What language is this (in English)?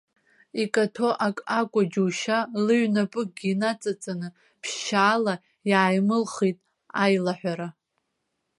Abkhazian